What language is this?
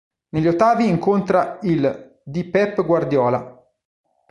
Italian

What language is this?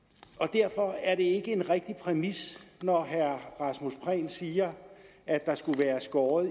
Danish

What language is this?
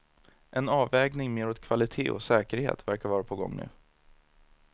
Swedish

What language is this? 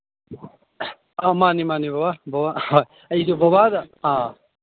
Manipuri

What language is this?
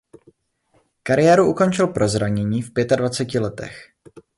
Czech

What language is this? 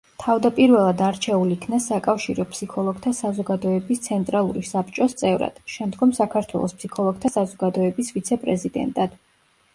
Georgian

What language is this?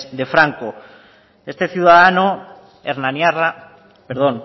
Spanish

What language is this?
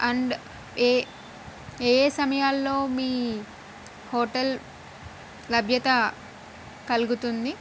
Telugu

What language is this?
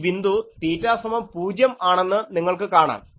Malayalam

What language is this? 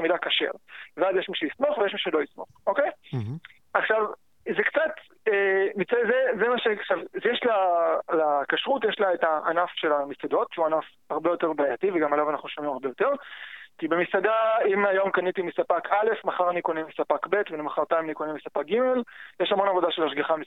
Hebrew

